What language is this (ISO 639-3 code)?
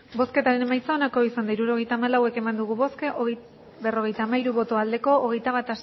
eus